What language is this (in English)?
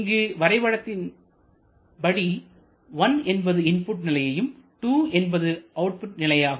Tamil